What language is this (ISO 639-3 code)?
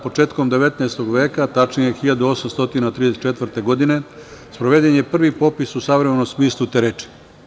srp